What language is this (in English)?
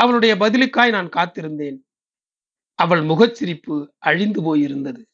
Tamil